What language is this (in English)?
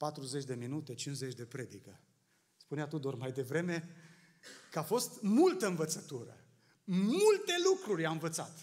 Romanian